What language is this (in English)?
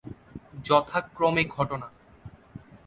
Bangla